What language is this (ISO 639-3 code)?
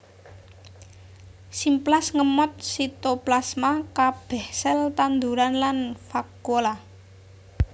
jav